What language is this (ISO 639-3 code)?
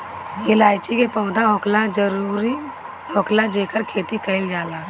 bho